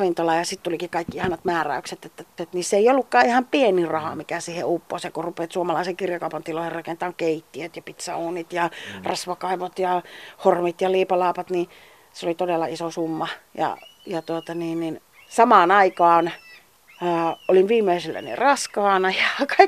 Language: Finnish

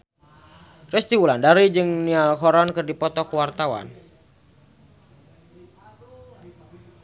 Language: Sundanese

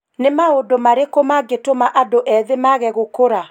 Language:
Kikuyu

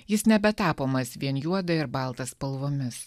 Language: Lithuanian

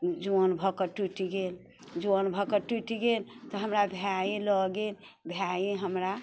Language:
Maithili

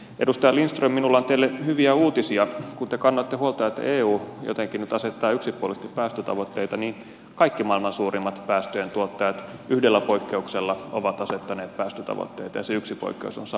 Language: Finnish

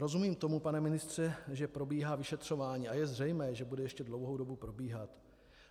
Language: Czech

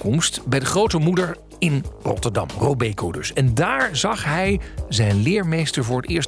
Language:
Dutch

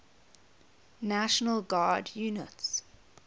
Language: English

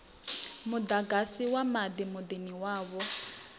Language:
Venda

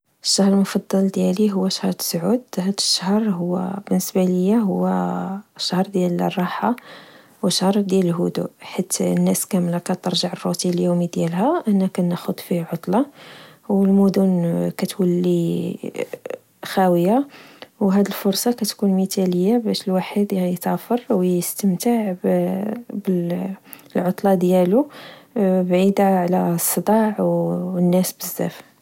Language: Moroccan Arabic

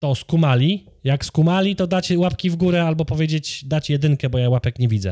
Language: Polish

